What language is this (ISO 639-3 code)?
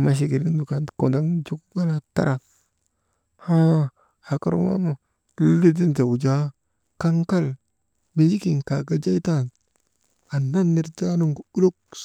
mde